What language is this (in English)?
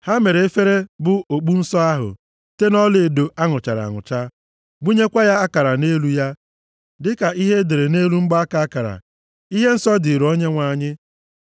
Igbo